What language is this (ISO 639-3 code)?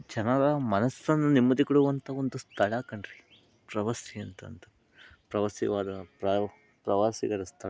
kan